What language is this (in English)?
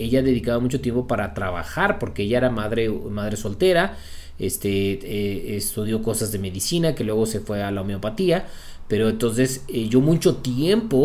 Spanish